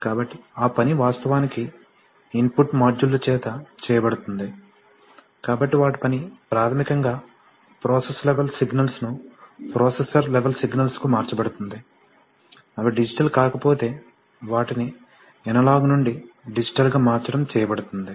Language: Telugu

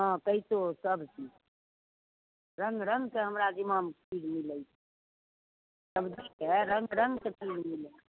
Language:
Maithili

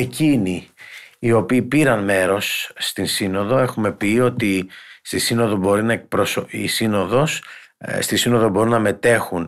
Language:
Greek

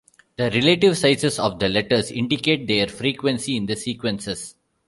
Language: English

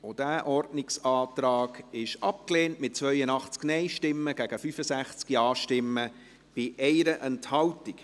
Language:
Swiss German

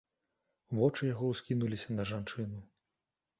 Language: Belarusian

